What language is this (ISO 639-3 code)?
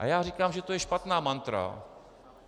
ces